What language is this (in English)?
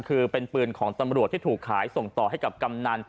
Thai